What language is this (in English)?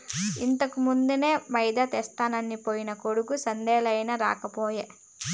Telugu